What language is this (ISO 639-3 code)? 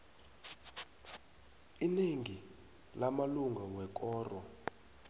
nbl